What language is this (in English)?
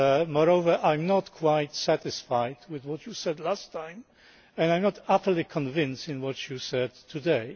English